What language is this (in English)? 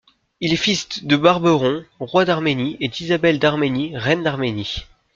French